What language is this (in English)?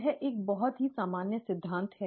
Hindi